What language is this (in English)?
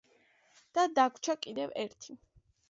Georgian